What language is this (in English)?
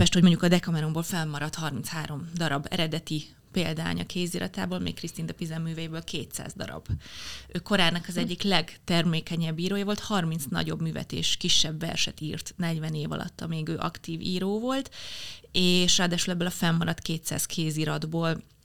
Hungarian